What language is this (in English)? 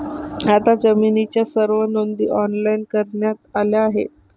Marathi